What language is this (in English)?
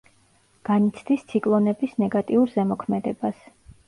Georgian